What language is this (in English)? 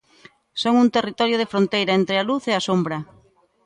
Galician